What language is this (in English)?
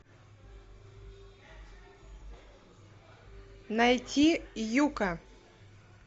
Russian